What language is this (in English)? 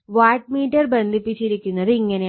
Malayalam